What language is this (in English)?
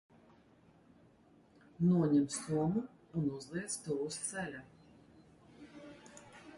Latvian